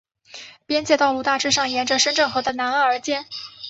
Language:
Chinese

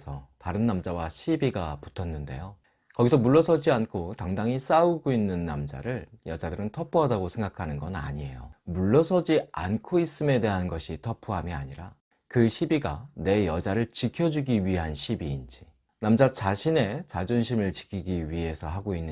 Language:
Korean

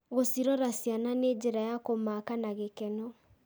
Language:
Kikuyu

